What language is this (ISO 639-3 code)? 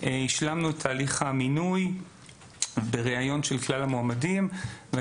heb